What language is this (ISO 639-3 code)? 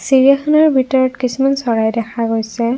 asm